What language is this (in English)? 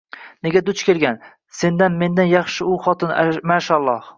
Uzbek